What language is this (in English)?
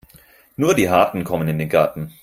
German